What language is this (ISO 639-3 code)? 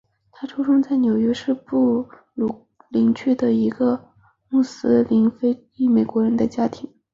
zho